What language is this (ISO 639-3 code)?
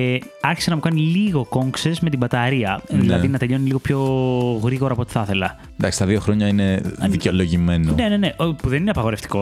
ell